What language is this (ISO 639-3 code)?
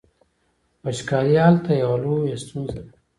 pus